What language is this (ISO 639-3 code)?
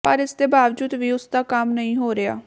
pan